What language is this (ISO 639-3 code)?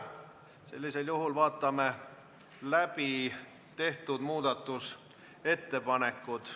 est